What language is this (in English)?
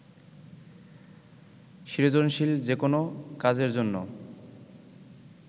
Bangla